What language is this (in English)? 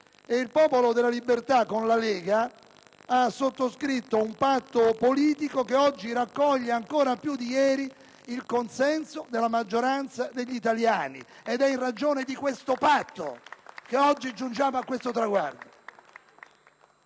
Italian